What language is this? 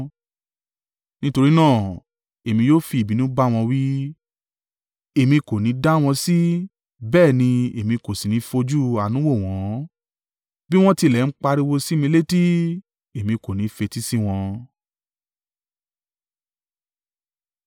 Yoruba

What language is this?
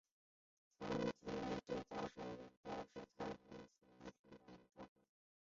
Chinese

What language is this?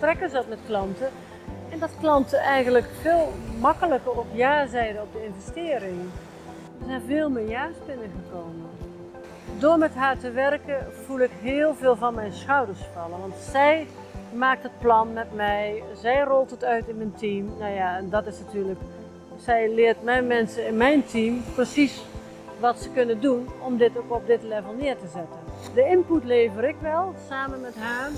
Dutch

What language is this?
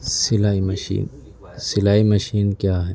Urdu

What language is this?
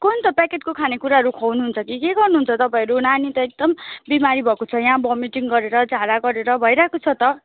Nepali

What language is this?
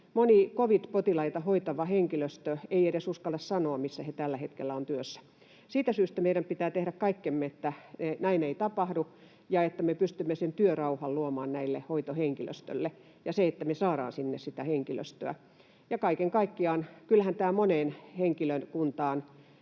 Finnish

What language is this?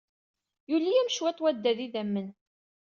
Kabyle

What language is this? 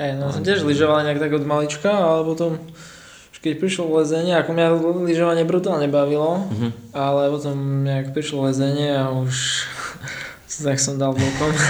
Slovak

